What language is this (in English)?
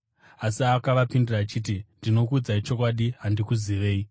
Shona